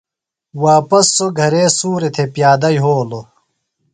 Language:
Phalura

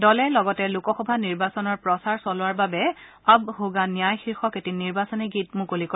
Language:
Assamese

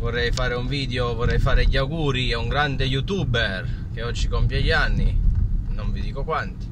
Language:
Italian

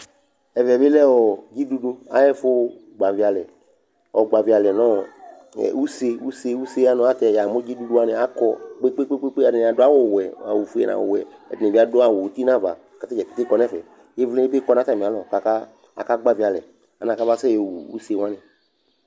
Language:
Ikposo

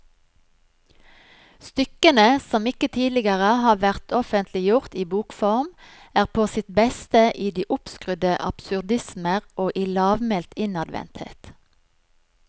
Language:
Norwegian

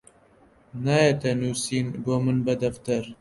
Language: Central Kurdish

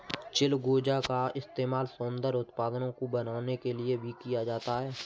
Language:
Hindi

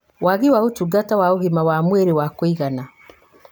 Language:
Kikuyu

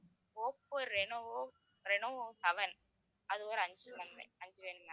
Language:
Tamil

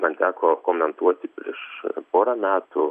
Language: Lithuanian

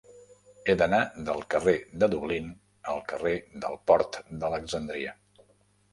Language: Catalan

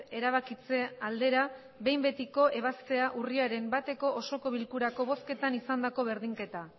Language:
Basque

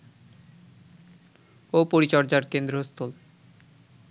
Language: Bangla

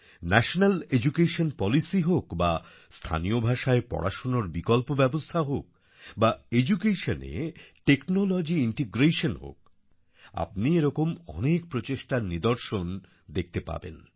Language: Bangla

